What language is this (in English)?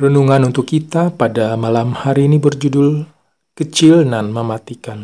Indonesian